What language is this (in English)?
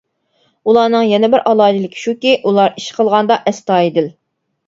Uyghur